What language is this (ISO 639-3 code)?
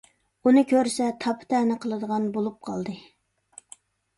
uig